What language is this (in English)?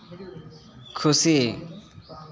Santali